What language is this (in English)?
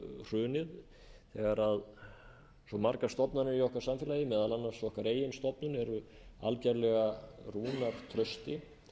Icelandic